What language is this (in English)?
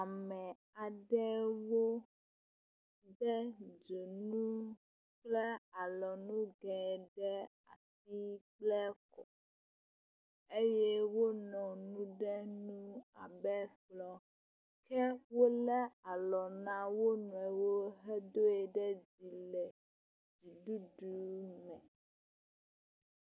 Ewe